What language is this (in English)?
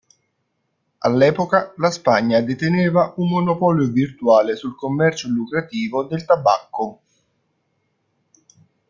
Italian